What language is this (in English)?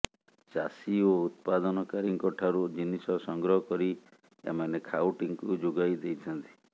Odia